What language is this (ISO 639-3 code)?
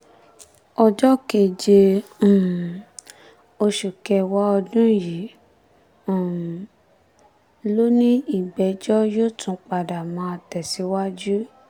yor